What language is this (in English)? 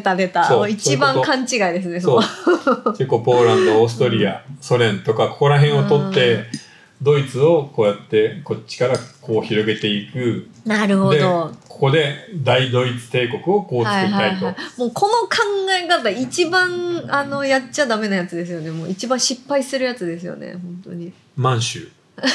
Japanese